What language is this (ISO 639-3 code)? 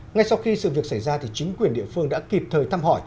vie